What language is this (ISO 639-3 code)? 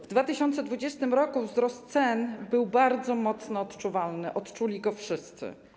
pol